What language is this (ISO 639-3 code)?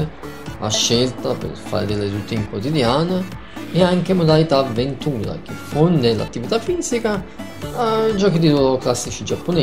ita